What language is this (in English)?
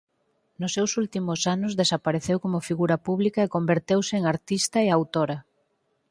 Galician